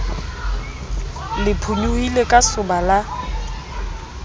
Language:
Southern Sotho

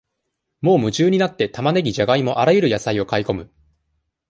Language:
Japanese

